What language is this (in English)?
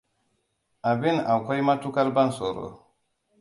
Hausa